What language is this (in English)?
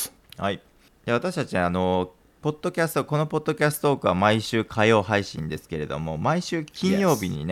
Japanese